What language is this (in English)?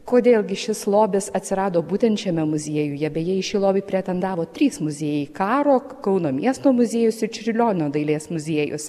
Lithuanian